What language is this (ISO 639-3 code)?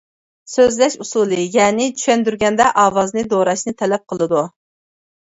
uig